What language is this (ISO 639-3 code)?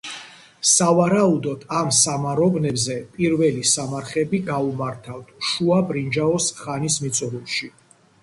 kat